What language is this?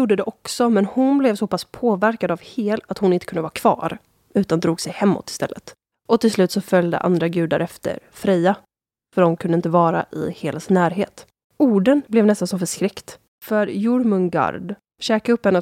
Swedish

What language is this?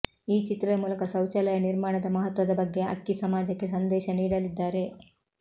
Kannada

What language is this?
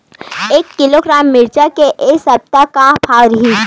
Chhattisgarhi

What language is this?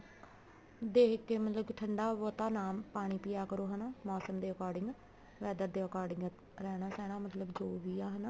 Punjabi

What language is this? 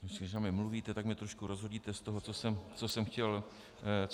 Czech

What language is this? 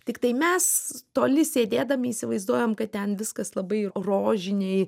Lithuanian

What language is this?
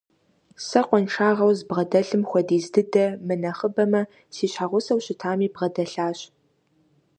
Kabardian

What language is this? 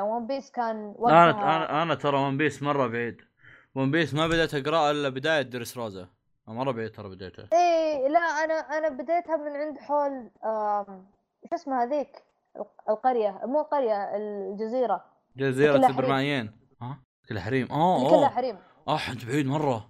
Arabic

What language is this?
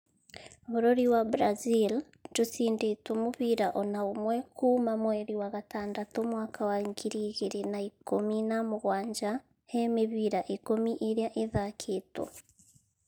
Kikuyu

